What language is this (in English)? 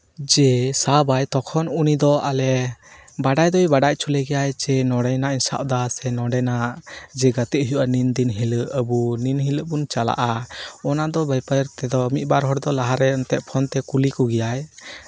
Santali